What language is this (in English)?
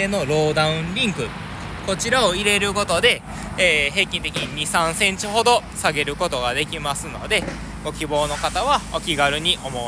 Japanese